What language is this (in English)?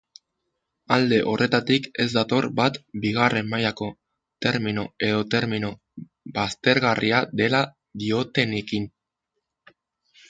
Basque